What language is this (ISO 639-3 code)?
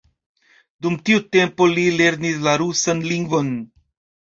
epo